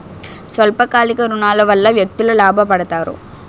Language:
Telugu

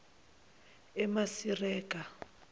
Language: Zulu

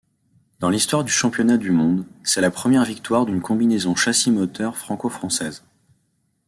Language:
French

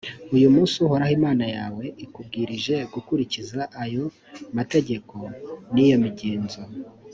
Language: Kinyarwanda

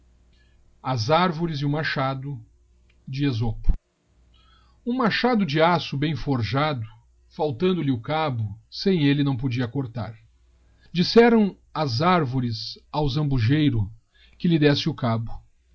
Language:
Portuguese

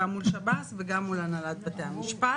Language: Hebrew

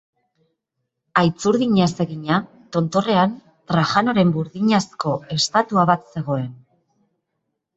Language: Basque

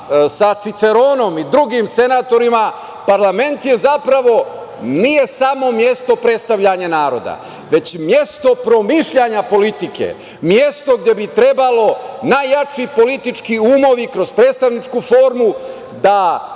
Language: Serbian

